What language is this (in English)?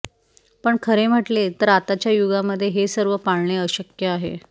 Marathi